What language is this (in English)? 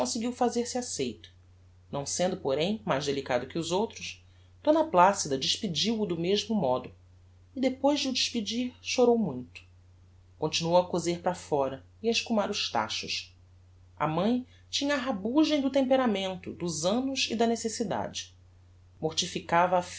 Portuguese